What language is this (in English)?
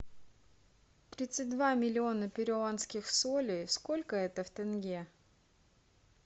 Russian